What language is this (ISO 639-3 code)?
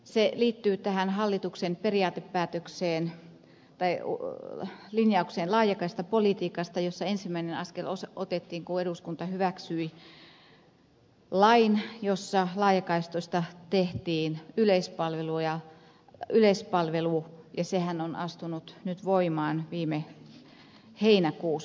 fin